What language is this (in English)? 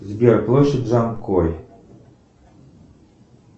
Russian